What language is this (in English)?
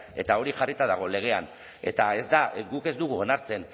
Basque